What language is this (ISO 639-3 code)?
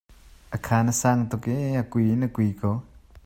cnh